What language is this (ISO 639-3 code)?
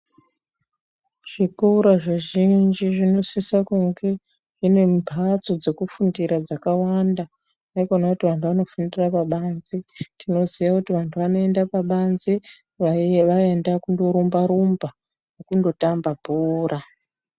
ndc